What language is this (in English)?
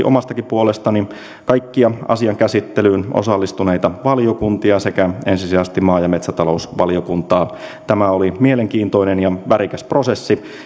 Finnish